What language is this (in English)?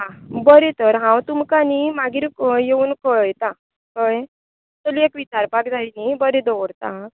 Konkani